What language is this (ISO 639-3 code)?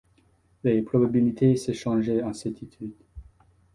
fra